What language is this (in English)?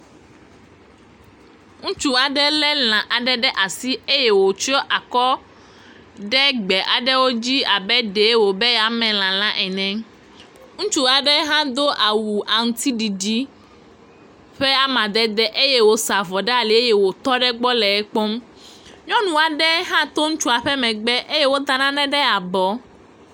Ewe